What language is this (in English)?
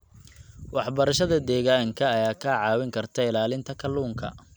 Somali